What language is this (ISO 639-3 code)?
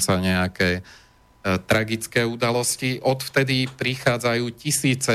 slk